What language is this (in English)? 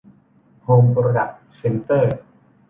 Thai